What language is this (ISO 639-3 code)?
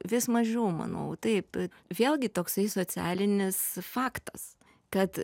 lit